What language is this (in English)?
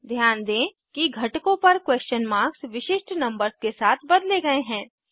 Hindi